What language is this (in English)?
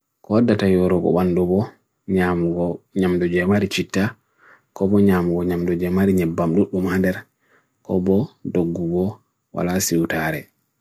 Bagirmi Fulfulde